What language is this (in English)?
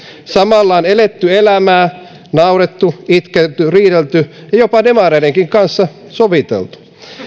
Finnish